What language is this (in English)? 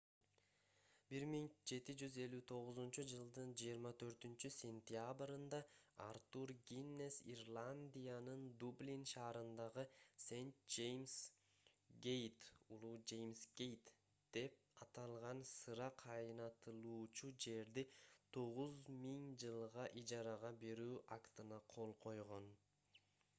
Kyrgyz